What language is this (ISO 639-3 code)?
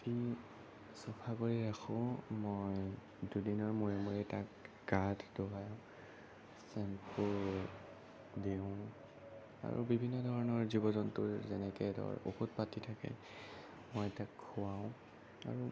asm